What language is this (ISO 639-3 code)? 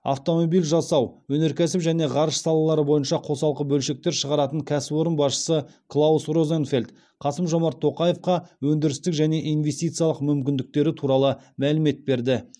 kaz